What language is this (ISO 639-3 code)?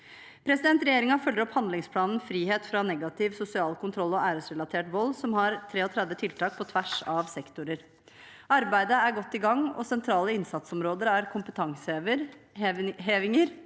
nor